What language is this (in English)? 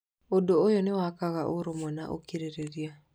Kikuyu